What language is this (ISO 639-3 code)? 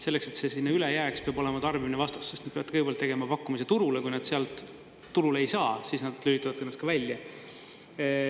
est